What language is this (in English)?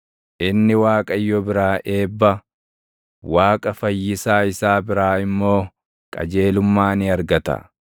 Oromo